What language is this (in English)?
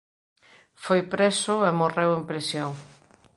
Galician